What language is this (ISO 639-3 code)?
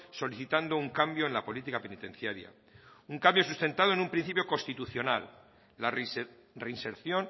spa